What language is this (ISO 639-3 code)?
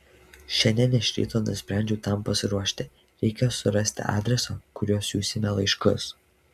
lit